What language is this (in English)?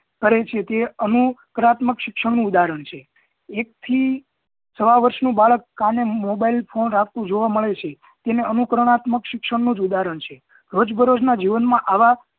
Gujarati